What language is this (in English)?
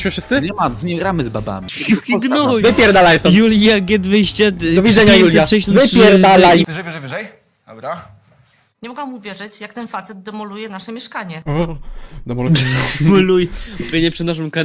Polish